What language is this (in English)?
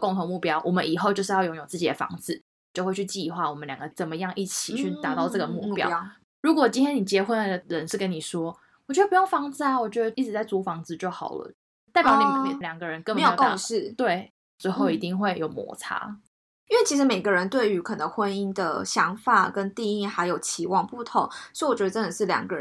Chinese